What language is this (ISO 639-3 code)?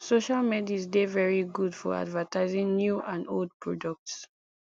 pcm